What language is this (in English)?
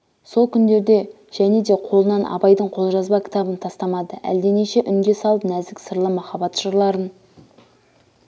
Kazakh